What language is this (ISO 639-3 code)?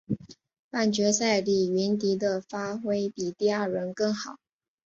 zho